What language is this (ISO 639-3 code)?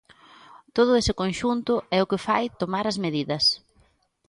glg